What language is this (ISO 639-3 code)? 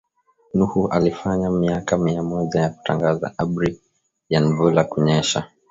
swa